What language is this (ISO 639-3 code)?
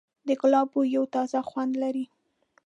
pus